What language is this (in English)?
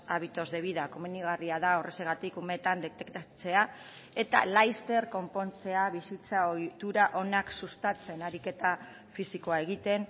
Basque